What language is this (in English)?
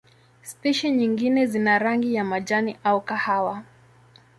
Swahili